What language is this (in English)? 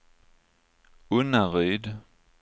Swedish